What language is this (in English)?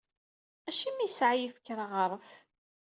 Kabyle